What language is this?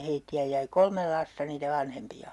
Finnish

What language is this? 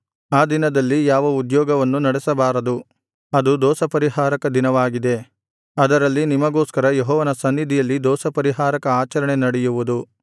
Kannada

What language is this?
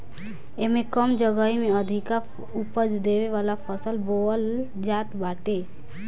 Bhojpuri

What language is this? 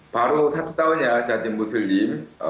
Indonesian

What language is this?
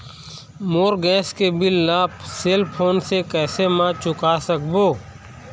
Chhattisgarhi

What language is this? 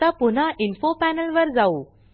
Marathi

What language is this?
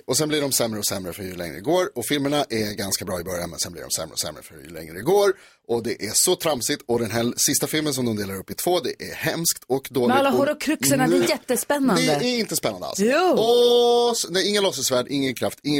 Swedish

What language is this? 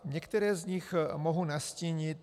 Czech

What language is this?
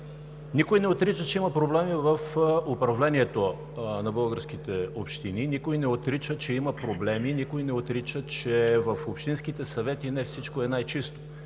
Bulgarian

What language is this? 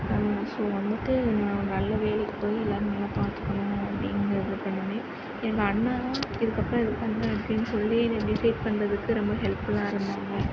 Tamil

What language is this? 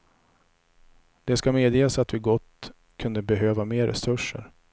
Swedish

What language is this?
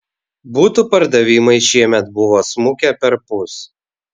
Lithuanian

